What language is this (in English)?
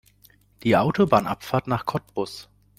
German